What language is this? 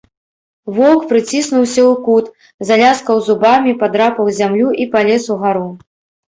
Belarusian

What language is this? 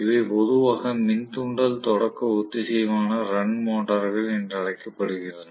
Tamil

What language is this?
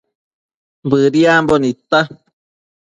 Matsés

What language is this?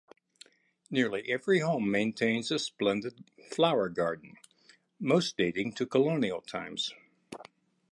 English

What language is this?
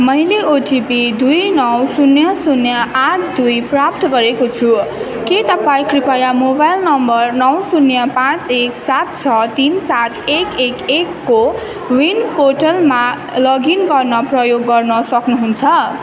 Nepali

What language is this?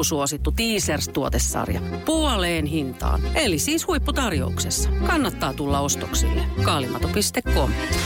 Finnish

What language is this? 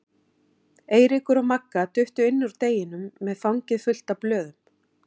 Icelandic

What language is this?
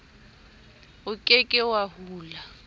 Southern Sotho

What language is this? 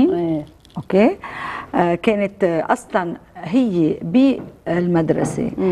Arabic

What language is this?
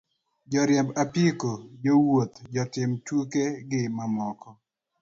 Luo (Kenya and Tanzania)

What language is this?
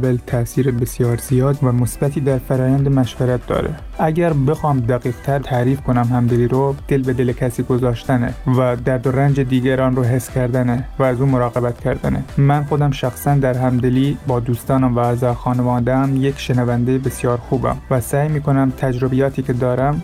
Persian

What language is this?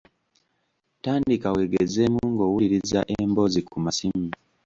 Ganda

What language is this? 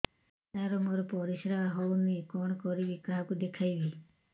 Odia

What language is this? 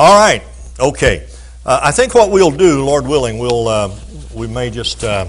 English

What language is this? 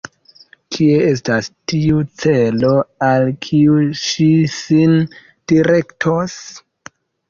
Esperanto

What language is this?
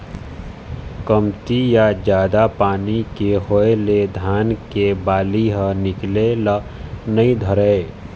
Chhattisgarhi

